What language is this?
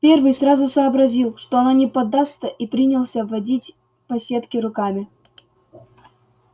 Russian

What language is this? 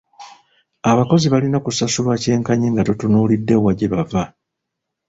Ganda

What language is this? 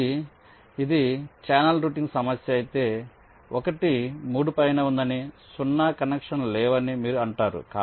Telugu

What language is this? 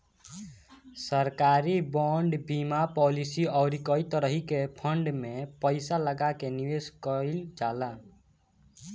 Bhojpuri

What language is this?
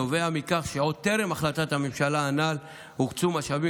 Hebrew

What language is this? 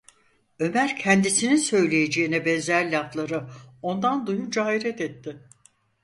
Turkish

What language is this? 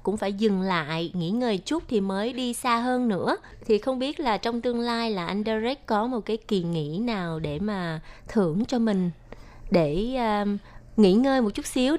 Vietnamese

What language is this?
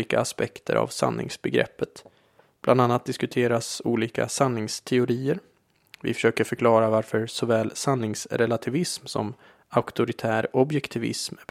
Swedish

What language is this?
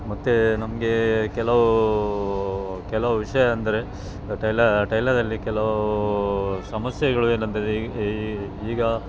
Kannada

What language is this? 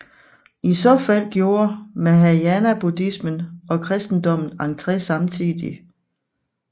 Danish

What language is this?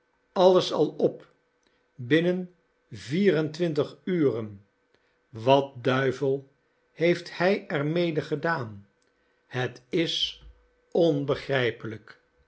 Dutch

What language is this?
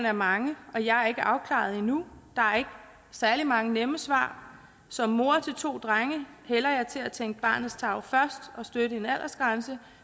Danish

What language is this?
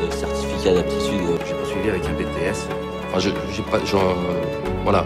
French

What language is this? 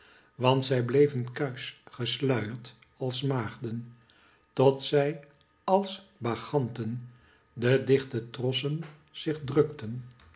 Dutch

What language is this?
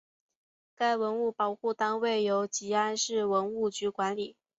Chinese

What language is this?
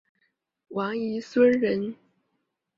Chinese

